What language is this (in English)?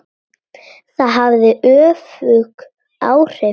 Icelandic